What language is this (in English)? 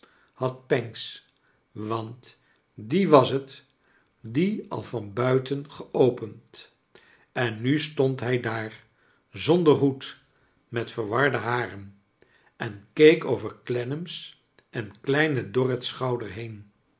Dutch